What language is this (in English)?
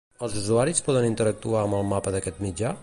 Catalan